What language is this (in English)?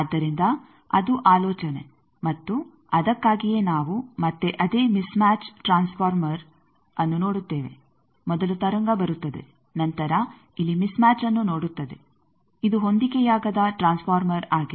Kannada